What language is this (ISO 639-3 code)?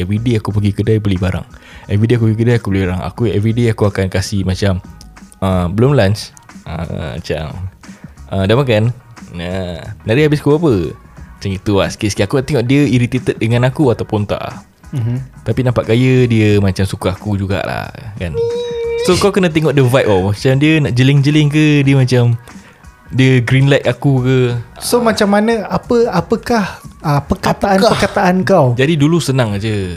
msa